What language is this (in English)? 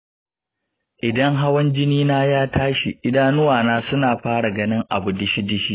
Hausa